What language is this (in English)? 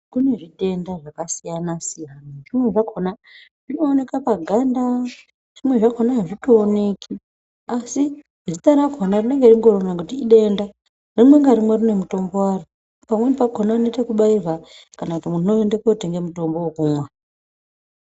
Ndau